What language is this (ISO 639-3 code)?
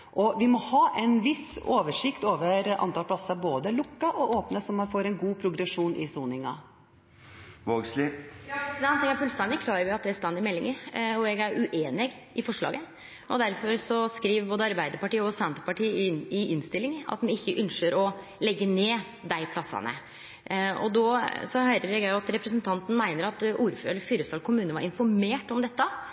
nor